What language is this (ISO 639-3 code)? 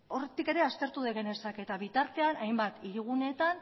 eus